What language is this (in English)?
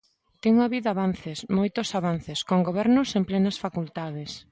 Galician